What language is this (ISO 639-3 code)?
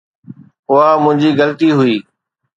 snd